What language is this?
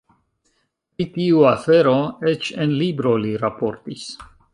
Esperanto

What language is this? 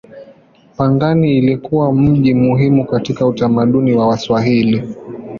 Swahili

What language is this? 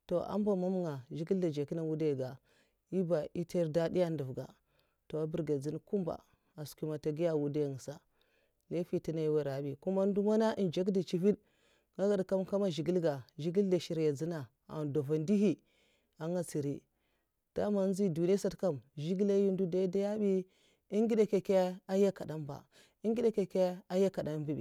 Mafa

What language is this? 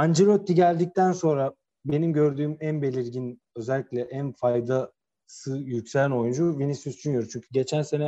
Turkish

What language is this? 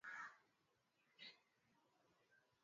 Swahili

